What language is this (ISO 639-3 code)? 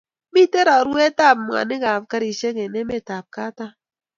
kln